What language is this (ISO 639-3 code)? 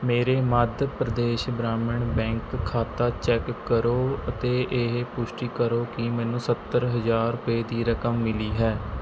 pan